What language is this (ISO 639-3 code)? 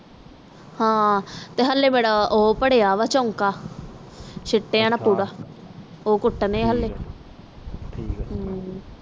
pan